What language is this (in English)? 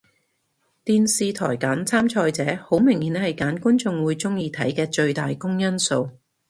Cantonese